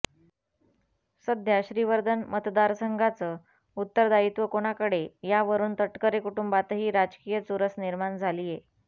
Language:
Marathi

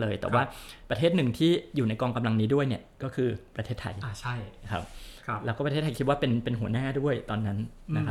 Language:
Thai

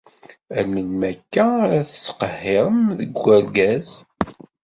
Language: Kabyle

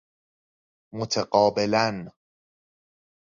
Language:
Persian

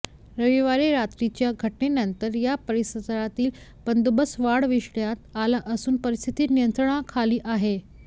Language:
Marathi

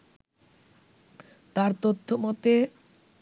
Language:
Bangla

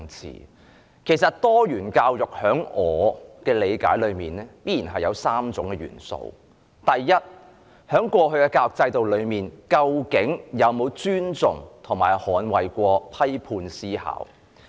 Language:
Cantonese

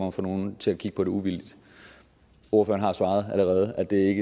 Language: Danish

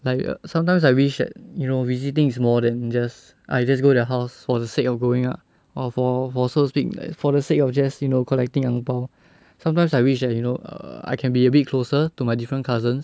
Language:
English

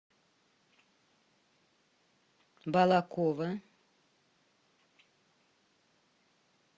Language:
Russian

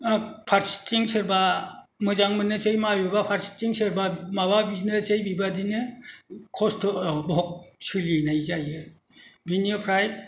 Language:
Bodo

